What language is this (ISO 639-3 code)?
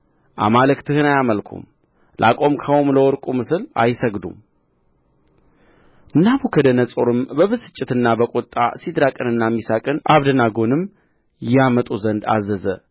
amh